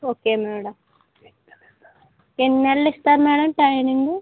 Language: Telugu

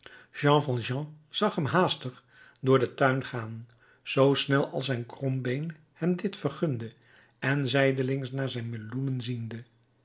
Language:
Dutch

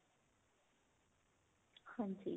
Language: Punjabi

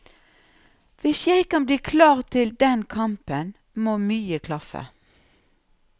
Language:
Norwegian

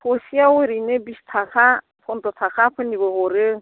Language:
Bodo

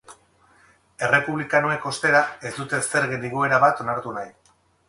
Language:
Basque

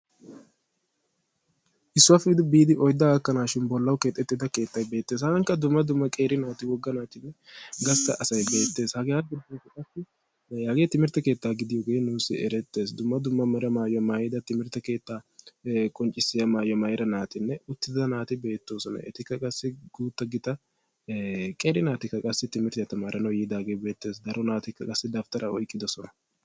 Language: Wolaytta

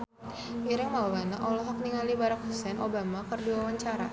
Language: Sundanese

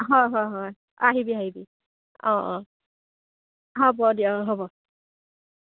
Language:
Assamese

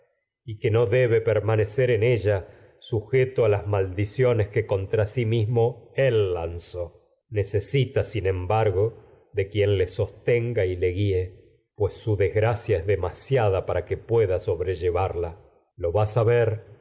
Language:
Spanish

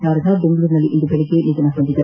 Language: Kannada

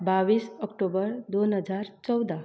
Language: Konkani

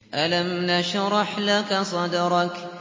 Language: Arabic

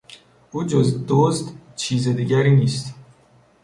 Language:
Persian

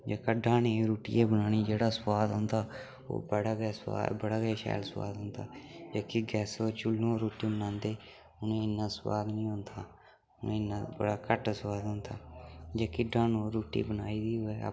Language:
Dogri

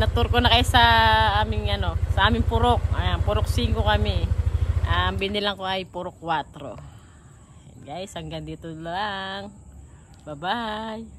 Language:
Filipino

